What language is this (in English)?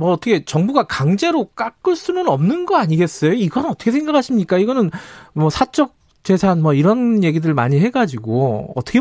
Korean